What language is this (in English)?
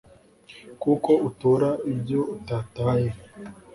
Kinyarwanda